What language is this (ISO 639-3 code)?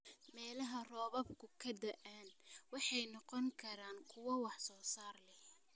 som